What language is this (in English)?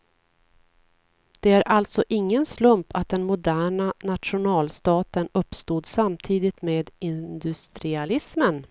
Swedish